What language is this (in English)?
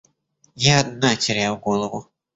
Russian